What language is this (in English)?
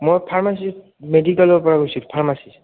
Assamese